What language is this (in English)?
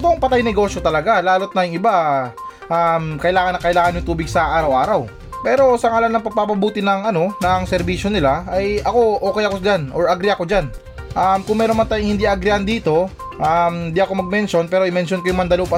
Filipino